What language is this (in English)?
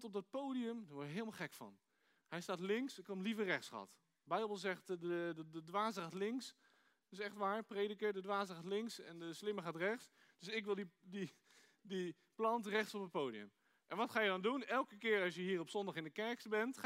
Dutch